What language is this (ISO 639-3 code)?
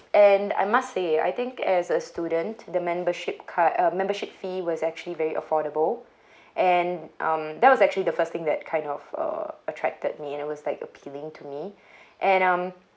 eng